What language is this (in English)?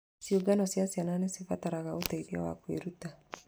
Kikuyu